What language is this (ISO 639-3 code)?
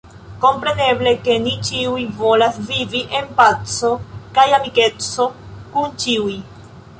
epo